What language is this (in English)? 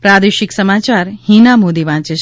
Gujarati